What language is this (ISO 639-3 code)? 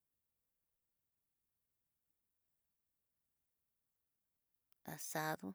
mtx